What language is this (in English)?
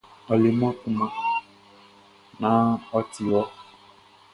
Baoulé